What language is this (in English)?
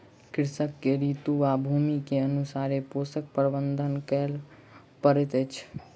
Maithili